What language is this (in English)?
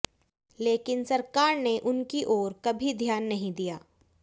Hindi